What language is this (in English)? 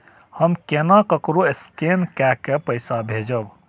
Maithili